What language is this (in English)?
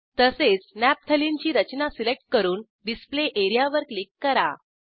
Marathi